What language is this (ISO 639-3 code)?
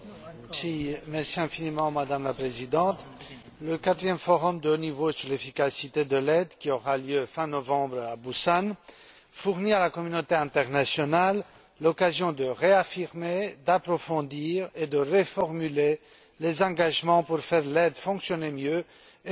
fra